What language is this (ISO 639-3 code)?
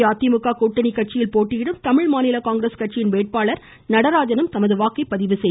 tam